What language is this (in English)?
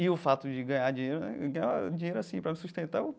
Portuguese